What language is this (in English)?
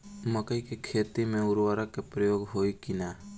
Bhojpuri